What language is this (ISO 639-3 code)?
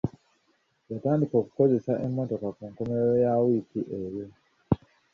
lug